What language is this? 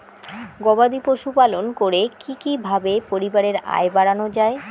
Bangla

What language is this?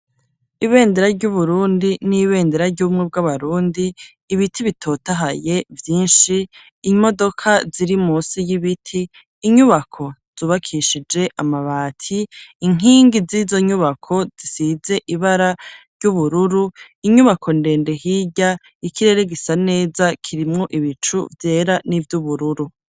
Rundi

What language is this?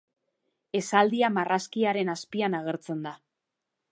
Basque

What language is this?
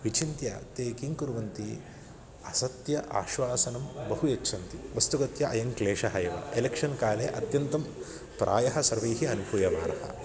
Sanskrit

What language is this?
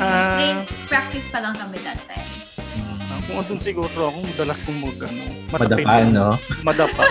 Filipino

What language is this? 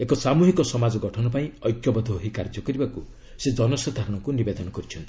Odia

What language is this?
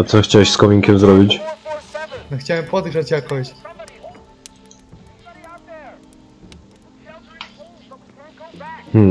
Polish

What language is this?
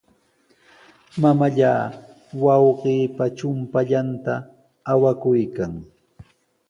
Sihuas Ancash Quechua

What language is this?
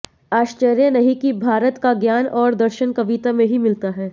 Hindi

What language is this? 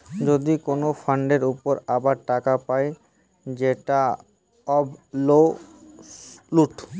Bangla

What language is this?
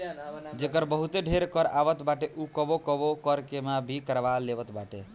Bhojpuri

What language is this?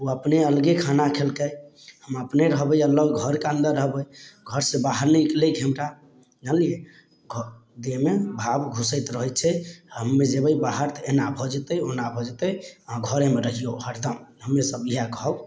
Maithili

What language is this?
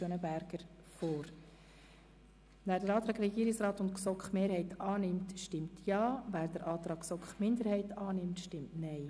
Swiss German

